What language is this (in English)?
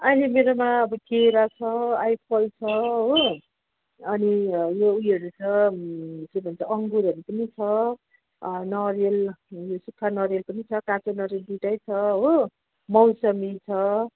Nepali